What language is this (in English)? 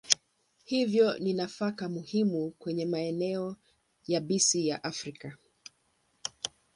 Swahili